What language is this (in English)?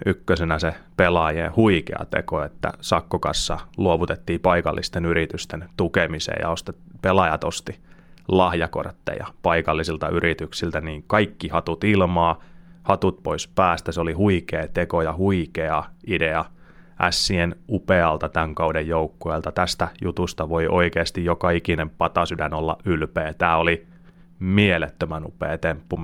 Finnish